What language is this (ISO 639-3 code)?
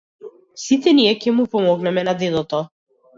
mkd